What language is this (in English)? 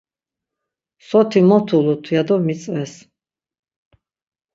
Laz